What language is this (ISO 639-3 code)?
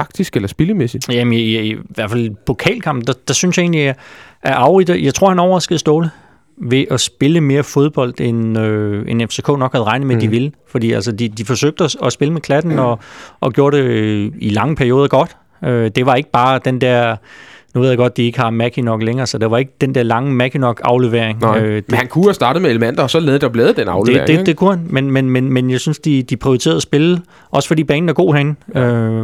dan